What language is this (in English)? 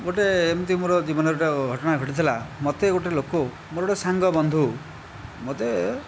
Odia